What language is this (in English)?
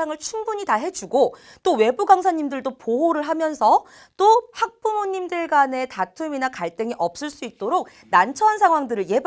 Korean